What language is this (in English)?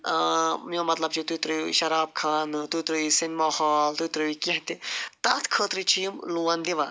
Kashmiri